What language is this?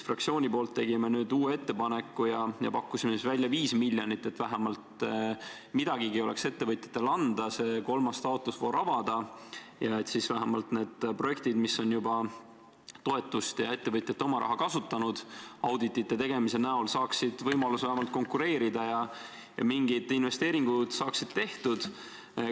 Estonian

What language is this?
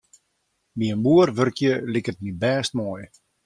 Western Frisian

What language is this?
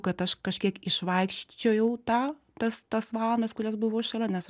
Lithuanian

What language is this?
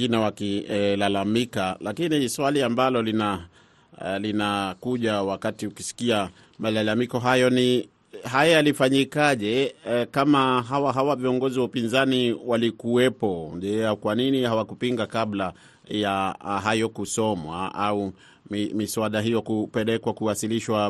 Swahili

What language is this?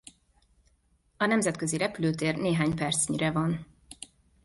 Hungarian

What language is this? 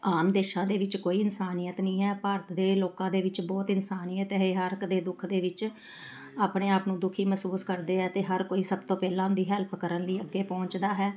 Punjabi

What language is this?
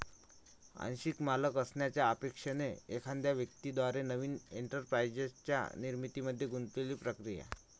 Marathi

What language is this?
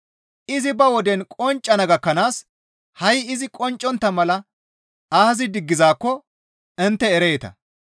Gamo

